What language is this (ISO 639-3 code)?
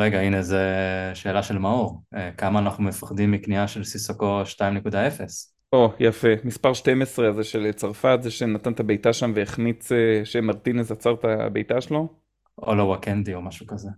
heb